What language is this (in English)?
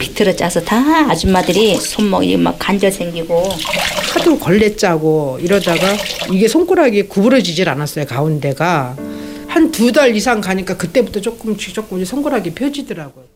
Korean